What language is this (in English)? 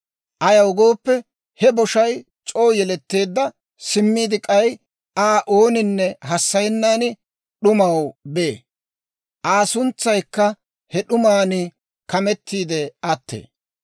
Dawro